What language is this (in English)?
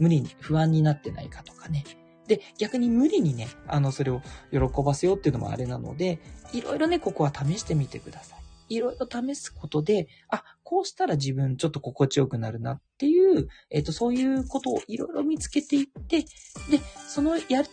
Japanese